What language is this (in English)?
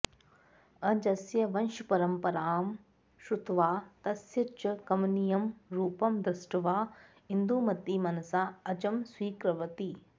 Sanskrit